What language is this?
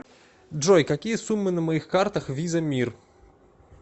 Russian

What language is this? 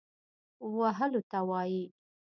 Pashto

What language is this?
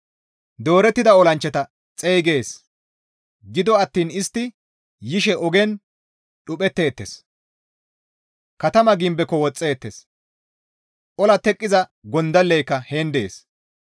Gamo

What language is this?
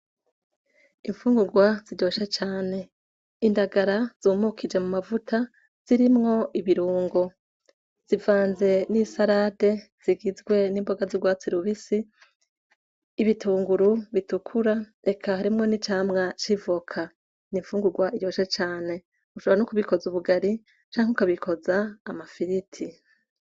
Rundi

